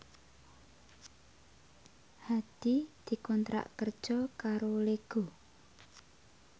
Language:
Javanese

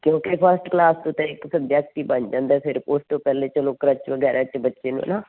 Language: Punjabi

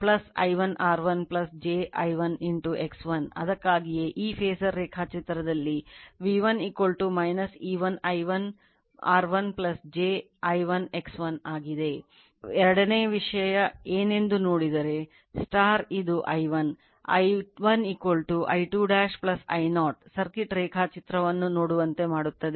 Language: Kannada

